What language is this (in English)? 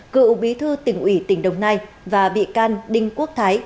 Vietnamese